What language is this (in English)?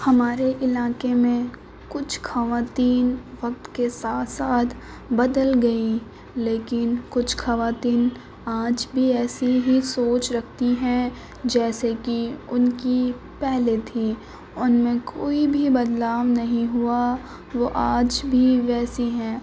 Urdu